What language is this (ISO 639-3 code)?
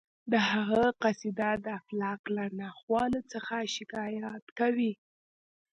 pus